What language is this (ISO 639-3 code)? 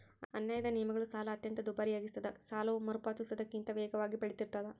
kan